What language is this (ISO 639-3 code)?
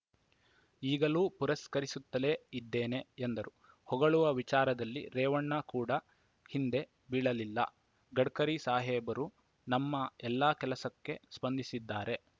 kan